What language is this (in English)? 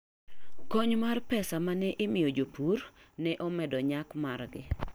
Luo (Kenya and Tanzania)